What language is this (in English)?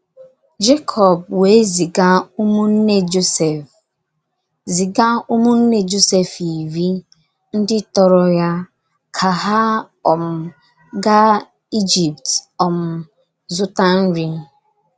Igbo